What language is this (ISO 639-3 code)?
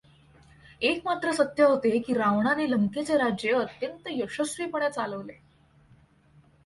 mar